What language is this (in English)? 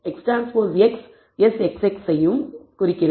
Tamil